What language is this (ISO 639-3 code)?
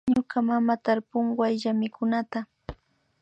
qvi